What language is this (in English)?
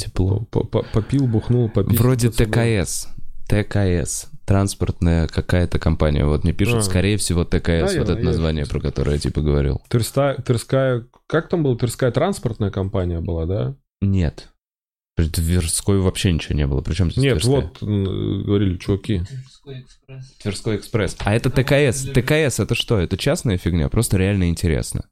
Russian